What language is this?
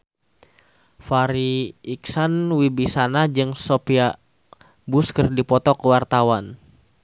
Sundanese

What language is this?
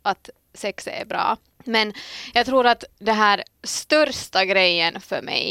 Swedish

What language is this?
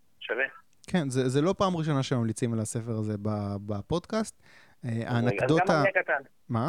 Hebrew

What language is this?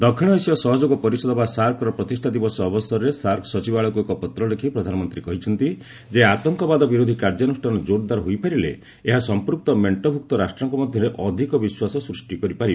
Odia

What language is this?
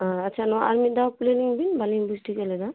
Santali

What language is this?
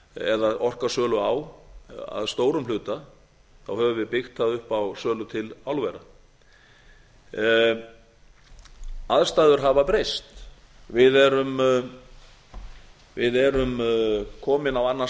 Icelandic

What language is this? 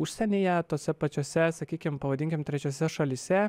Lithuanian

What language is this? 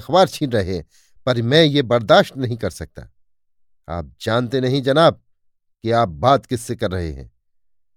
Hindi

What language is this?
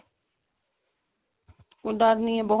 Punjabi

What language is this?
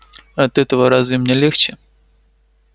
Russian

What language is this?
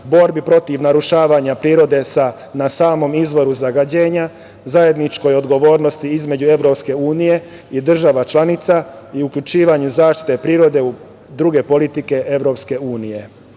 Serbian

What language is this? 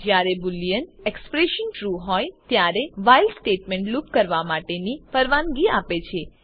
Gujarati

